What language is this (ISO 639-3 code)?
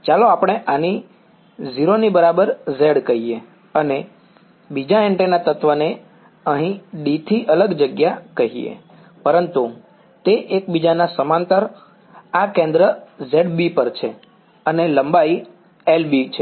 guj